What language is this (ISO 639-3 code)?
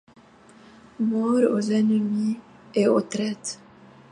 fra